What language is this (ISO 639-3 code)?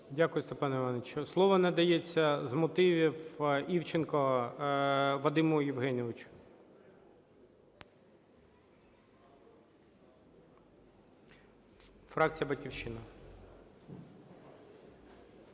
ukr